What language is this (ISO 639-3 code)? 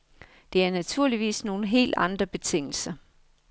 dan